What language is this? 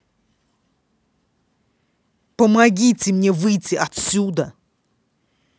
Russian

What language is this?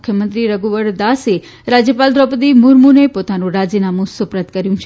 Gujarati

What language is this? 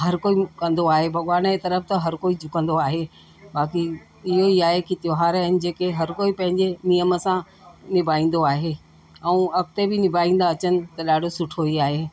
Sindhi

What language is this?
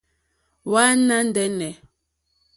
Mokpwe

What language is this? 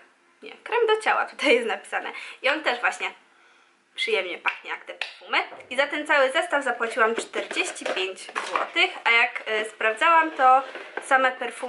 Polish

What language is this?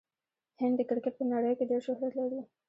Pashto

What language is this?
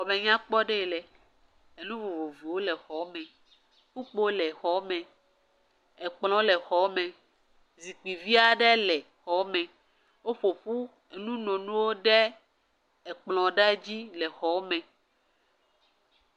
Ewe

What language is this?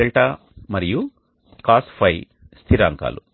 Telugu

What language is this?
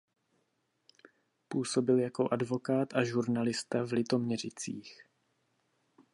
Czech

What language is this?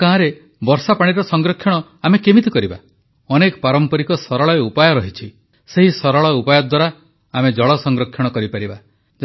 Odia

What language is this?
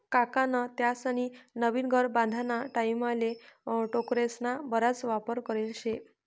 Marathi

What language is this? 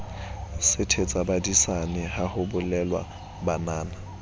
Southern Sotho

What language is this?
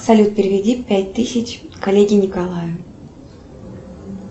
Russian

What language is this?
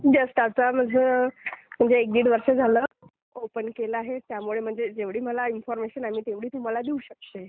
Marathi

